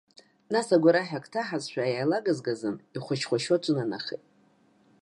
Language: Abkhazian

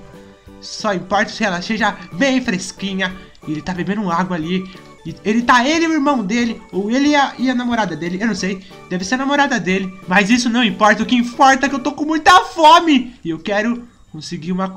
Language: Portuguese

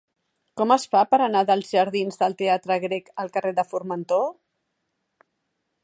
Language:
Catalan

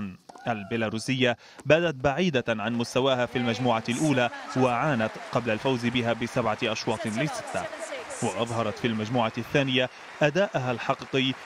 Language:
Arabic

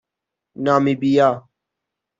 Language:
Persian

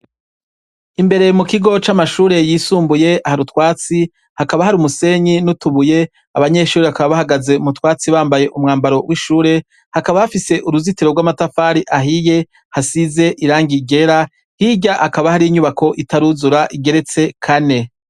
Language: Rundi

